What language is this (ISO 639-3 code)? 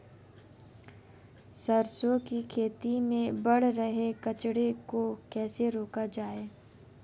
hin